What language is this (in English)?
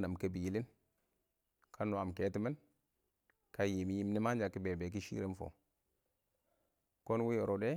Awak